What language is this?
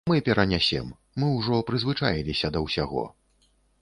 Belarusian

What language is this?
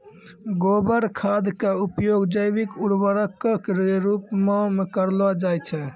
Maithili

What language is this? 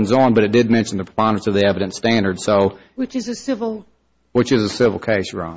English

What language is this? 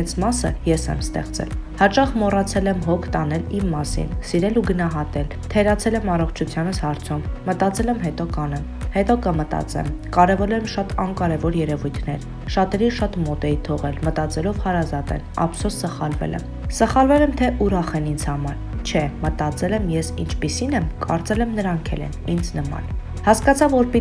Romanian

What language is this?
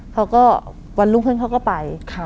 Thai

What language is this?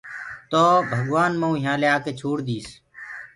Gurgula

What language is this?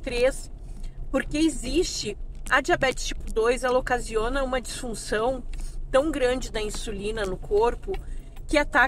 Portuguese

